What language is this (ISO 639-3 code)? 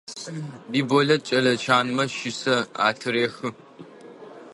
ady